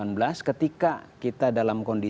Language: Indonesian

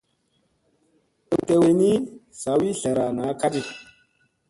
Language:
Musey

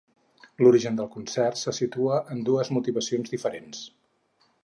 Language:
Catalan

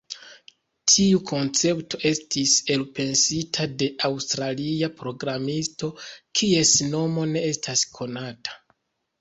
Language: Esperanto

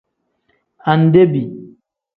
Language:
Tem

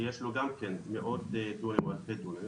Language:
Hebrew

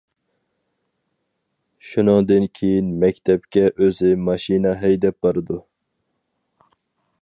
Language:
Uyghur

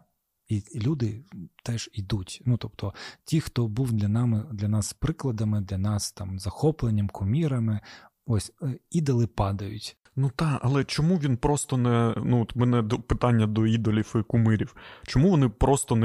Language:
Ukrainian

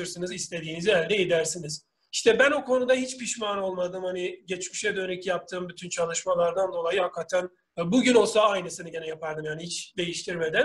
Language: Turkish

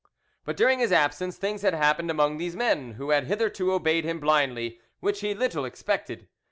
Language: English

